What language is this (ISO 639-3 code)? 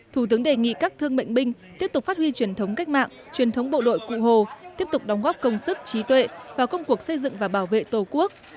vie